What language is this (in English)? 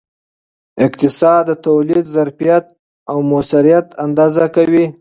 Pashto